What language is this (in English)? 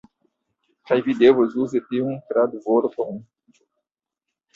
Esperanto